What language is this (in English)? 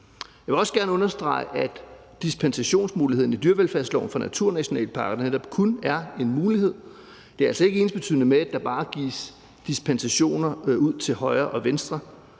Danish